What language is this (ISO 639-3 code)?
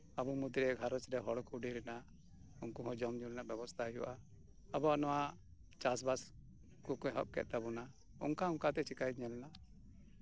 sat